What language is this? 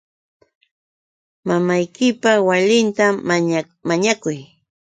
Yauyos Quechua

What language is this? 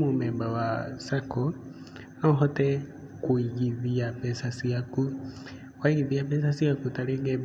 Kikuyu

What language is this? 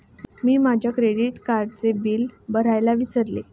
Marathi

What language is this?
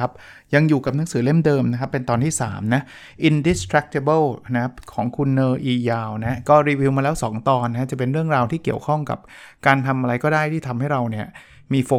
Thai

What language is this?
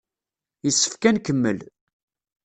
Kabyle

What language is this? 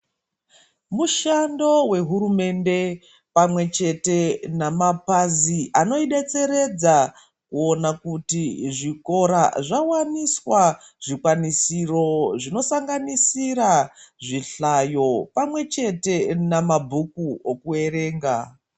Ndau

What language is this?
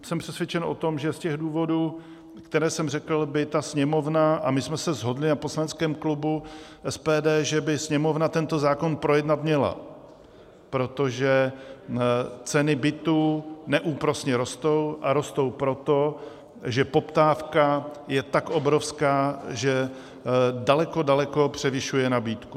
Czech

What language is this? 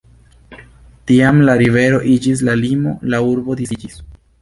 Esperanto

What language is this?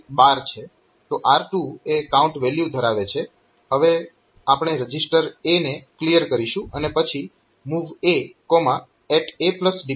Gujarati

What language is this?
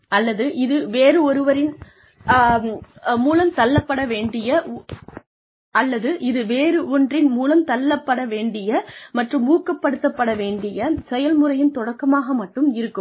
Tamil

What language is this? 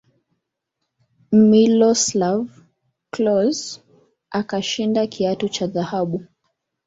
Swahili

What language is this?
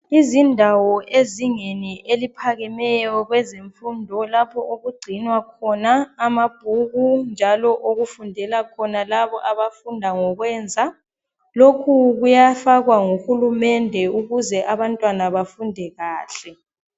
North Ndebele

